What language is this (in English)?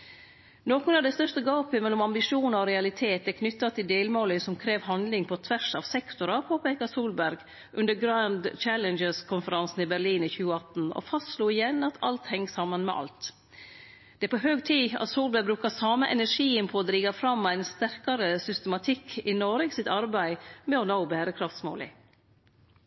Norwegian Nynorsk